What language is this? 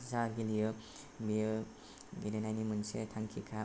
Bodo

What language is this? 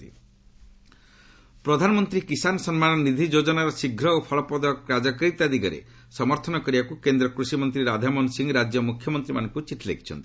Odia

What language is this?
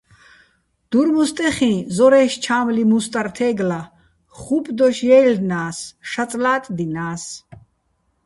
Bats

